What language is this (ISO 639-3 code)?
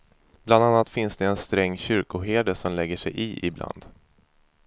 swe